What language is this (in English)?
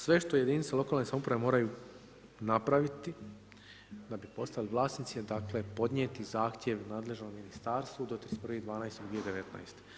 Croatian